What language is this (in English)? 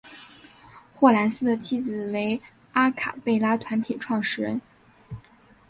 Chinese